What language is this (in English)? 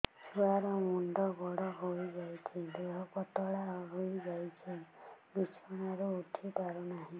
Odia